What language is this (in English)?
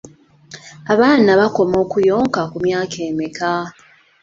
Ganda